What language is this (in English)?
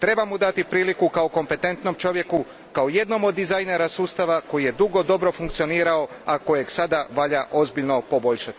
Croatian